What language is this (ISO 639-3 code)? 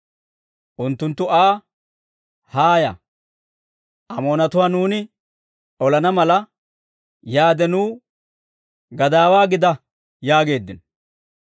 dwr